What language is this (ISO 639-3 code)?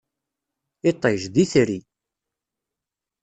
kab